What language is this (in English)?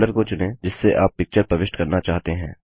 Hindi